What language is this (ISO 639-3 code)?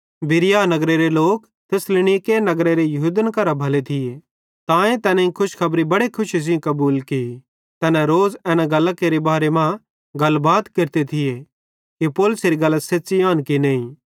bhd